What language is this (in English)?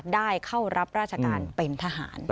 Thai